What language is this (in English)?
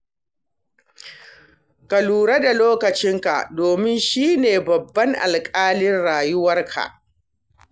Hausa